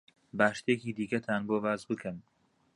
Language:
Central Kurdish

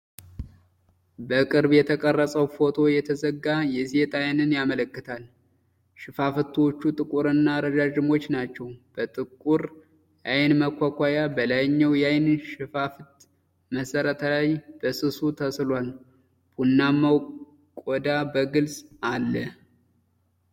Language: Amharic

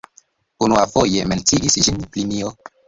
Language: Esperanto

